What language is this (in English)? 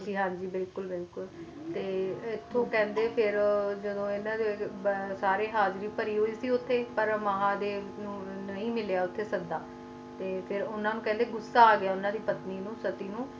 Punjabi